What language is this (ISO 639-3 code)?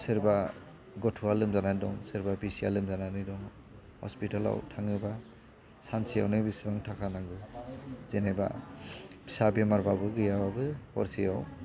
brx